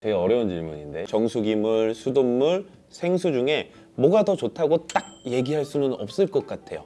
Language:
Korean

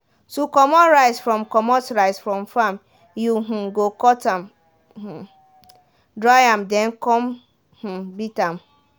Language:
Nigerian Pidgin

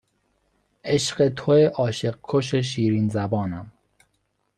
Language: Persian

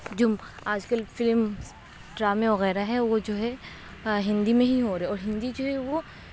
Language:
Urdu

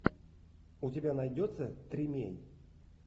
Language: Russian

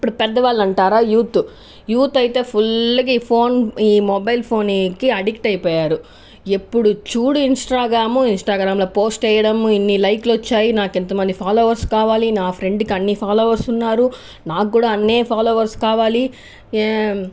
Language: Telugu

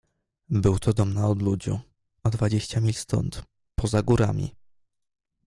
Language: Polish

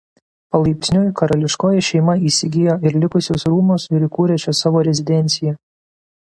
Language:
Lithuanian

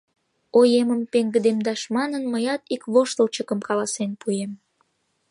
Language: Mari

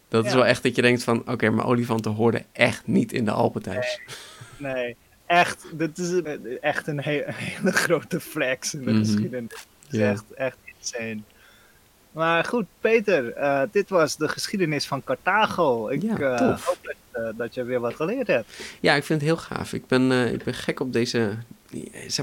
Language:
Dutch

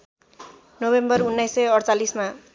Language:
Nepali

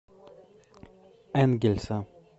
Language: Russian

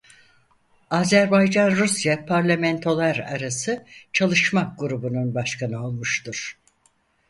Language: Turkish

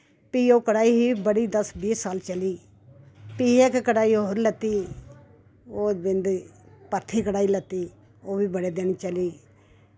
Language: Dogri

